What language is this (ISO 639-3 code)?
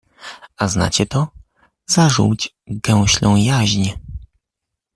pol